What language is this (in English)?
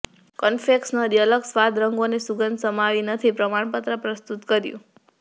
Gujarati